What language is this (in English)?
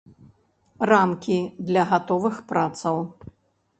Belarusian